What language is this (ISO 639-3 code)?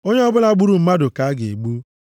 ibo